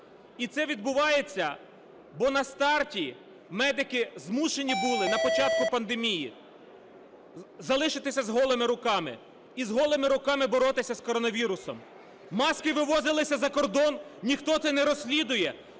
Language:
Ukrainian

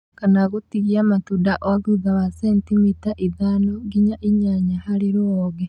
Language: Kikuyu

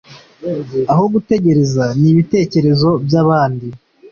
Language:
Kinyarwanda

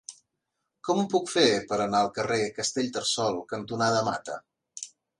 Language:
Catalan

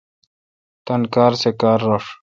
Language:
Kalkoti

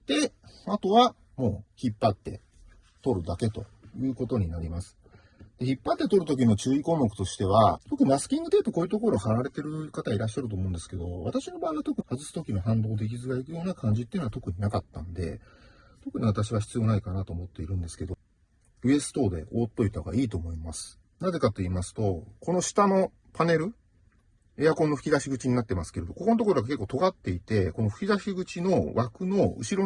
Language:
Japanese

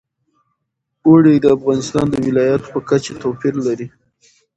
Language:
Pashto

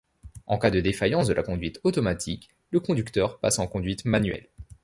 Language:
French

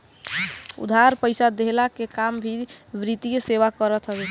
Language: Bhojpuri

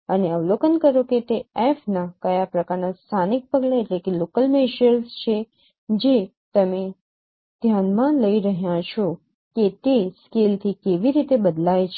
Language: Gujarati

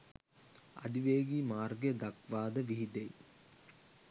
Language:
Sinhala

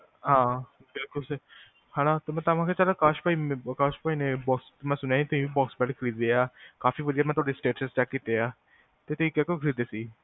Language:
Punjabi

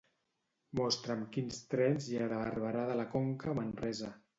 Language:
Catalan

